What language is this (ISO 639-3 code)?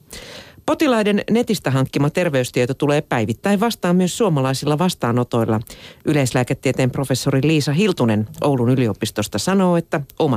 fin